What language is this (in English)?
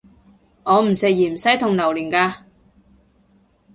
Cantonese